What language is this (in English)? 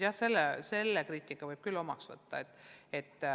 Estonian